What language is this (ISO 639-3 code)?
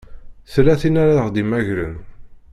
kab